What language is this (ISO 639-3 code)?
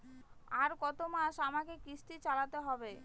ben